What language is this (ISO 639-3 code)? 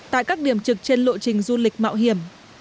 vie